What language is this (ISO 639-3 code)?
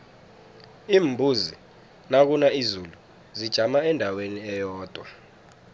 nbl